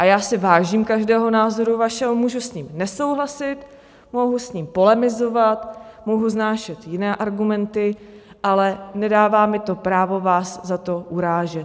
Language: Czech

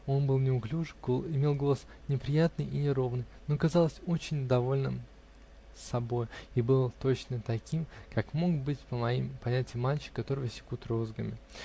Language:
Russian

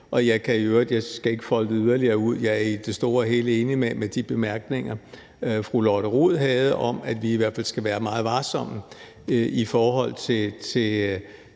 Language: Danish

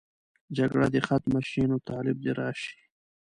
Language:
Pashto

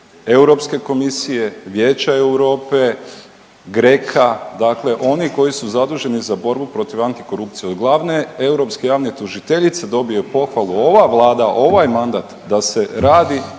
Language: Croatian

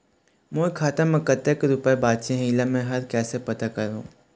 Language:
Chhattisgarhi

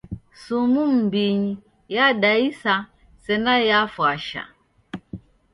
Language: Taita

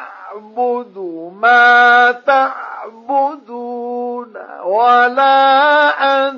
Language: Arabic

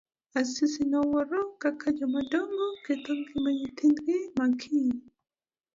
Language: Luo (Kenya and Tanzania)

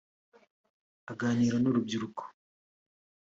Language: Kinyarwanda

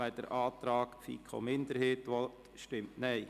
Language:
Swiss German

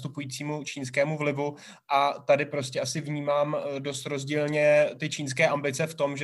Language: Czech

